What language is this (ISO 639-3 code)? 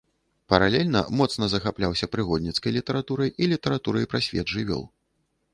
bel